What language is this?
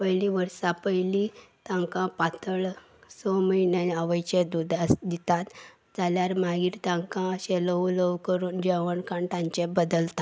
Konkani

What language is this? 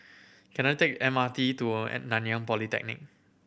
English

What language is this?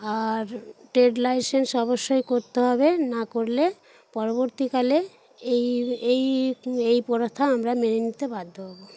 Bangla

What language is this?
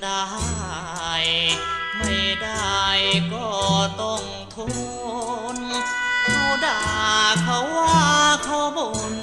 Thai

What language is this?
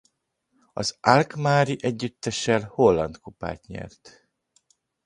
Hungarian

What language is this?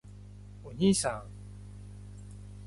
Japanese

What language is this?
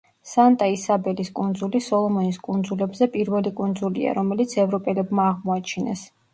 Georgian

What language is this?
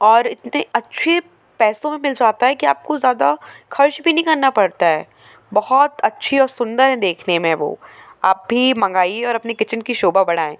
Hindi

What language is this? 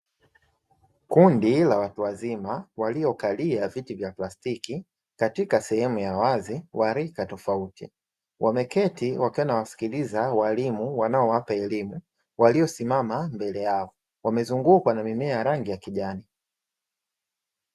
Swahili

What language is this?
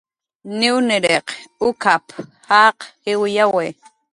Jaqaru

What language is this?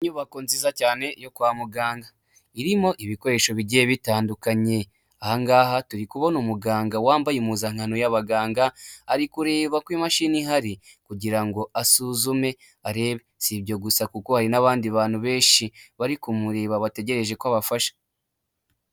Kinyarwanda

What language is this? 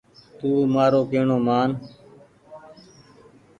Goaria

